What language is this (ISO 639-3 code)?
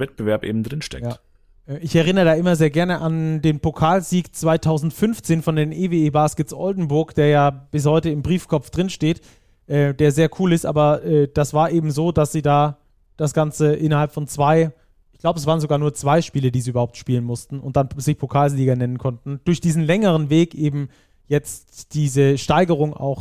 deu